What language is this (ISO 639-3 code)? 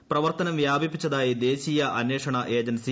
mal